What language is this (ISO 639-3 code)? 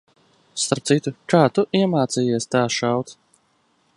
lav